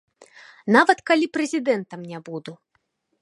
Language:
Belarusian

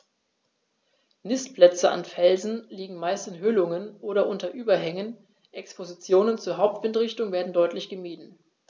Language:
German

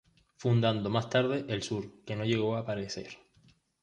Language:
Spanish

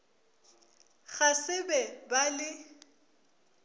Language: Northern Sotho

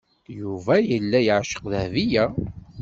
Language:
Kabyle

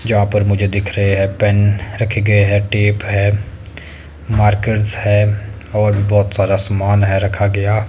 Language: Hindi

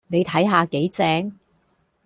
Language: Cantonese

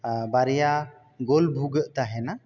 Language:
Santali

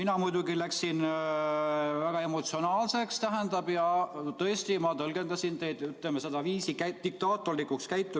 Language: Estonian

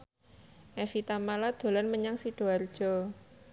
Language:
Javanese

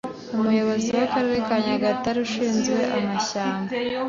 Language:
Kinyarwanda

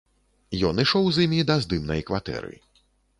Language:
Belarusian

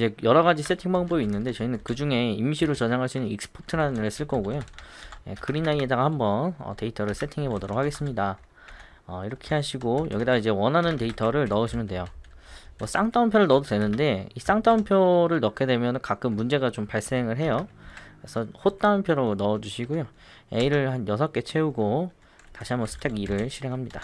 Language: Korean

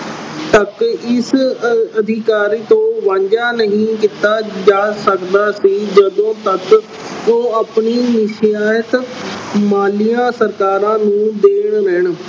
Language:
Punjabi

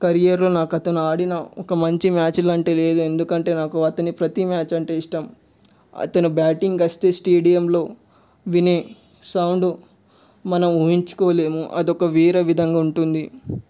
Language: Telugu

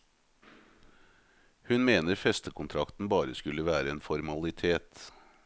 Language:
Norwegian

